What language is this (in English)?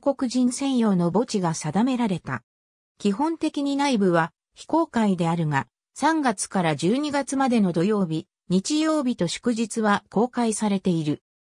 Japanese